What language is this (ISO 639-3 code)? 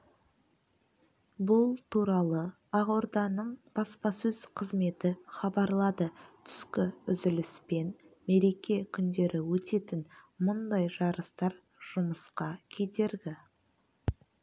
kaz